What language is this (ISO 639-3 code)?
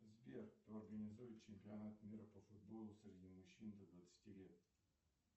rus